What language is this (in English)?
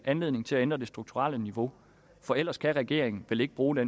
Danish